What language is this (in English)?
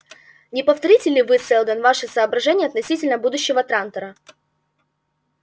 Russian